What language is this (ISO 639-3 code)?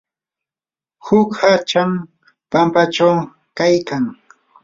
qur